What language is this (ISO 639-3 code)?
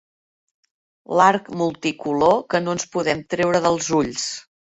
cat